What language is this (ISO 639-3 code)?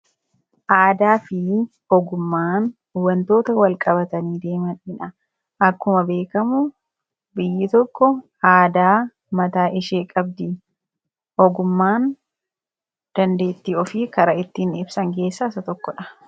orm